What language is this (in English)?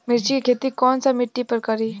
Bhojpuri